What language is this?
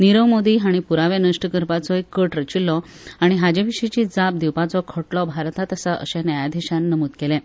Konkani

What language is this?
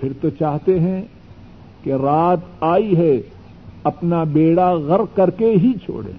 Urdu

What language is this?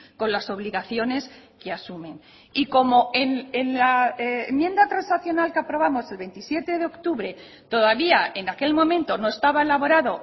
Spanish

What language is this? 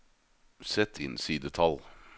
Norwegian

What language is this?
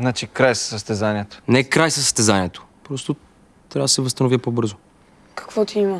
Bulgarian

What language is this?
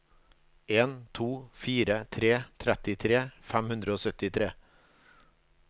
Norwegian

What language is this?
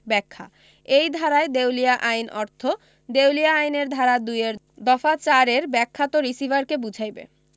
Bangla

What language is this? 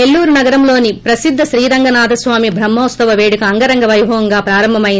Telugu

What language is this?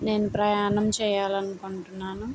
Telugu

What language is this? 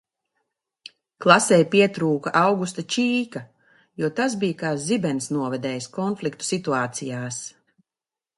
Latvian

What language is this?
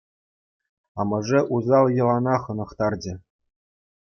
Chuvash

